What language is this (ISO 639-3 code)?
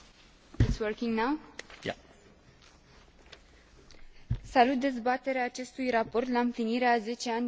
ron